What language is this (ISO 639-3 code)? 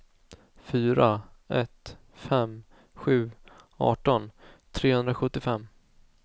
swe